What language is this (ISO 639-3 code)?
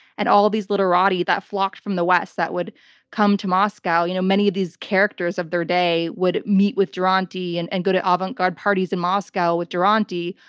eng